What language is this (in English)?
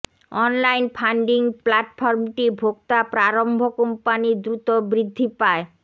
Bangla